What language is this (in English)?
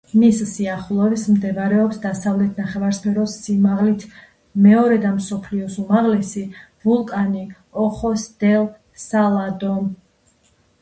Georgian